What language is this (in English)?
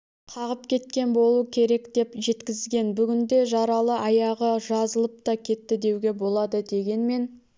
Kazakh